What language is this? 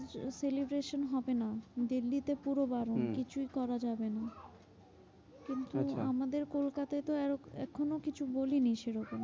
Bangla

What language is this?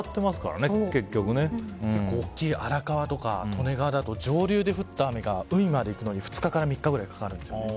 Japanese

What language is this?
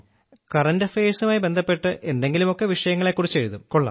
Malayalam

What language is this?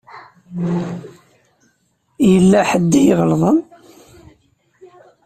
Kabyle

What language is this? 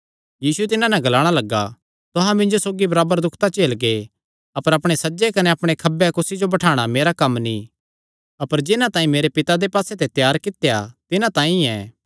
Kangri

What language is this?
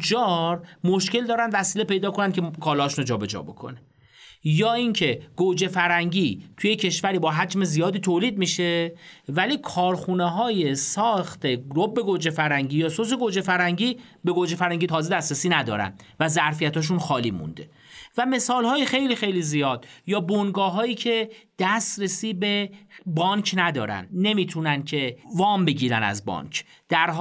Persian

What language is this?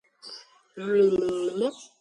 Georgian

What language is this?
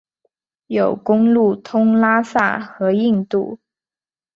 Chinese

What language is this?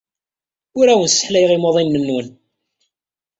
Kabyle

